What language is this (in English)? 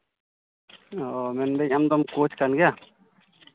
Santali